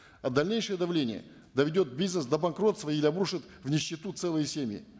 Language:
Kazakh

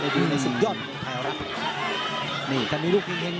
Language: Thai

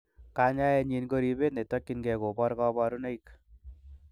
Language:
Kalenjin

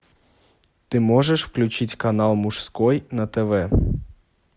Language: Russian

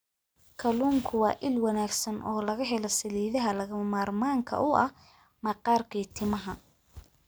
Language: Somali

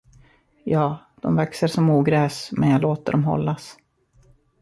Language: Swedish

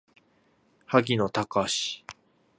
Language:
Japanese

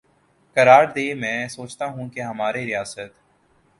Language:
Urdu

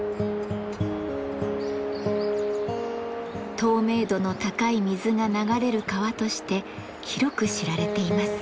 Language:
Japanese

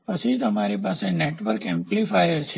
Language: Gujarati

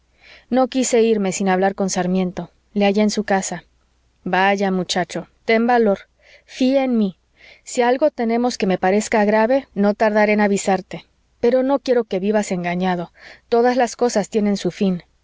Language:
Spanish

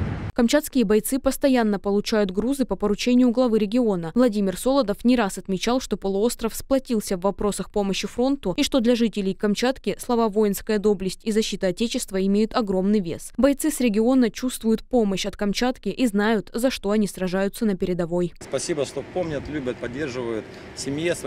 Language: Russian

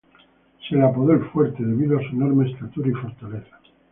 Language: Spanish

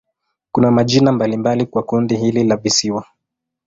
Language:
Swahili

